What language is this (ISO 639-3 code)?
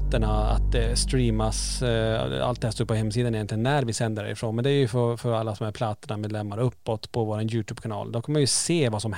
swe